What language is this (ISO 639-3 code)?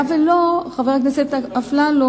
heb